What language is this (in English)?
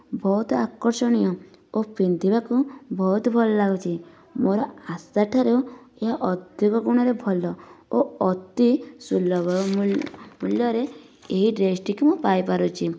Odia